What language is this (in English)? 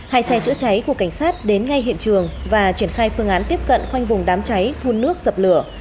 Vietnamese